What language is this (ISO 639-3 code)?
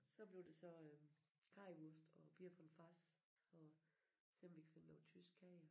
dan